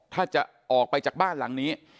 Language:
Thai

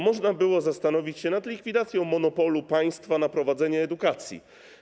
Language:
Polish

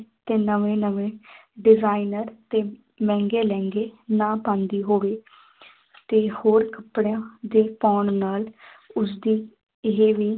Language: Punjabi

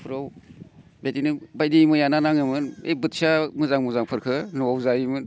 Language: Bodo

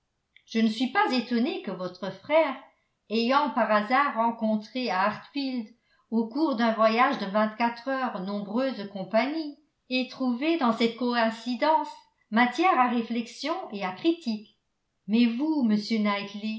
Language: French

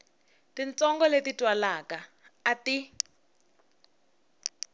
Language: Tsonga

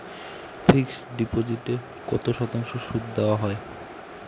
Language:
Bangla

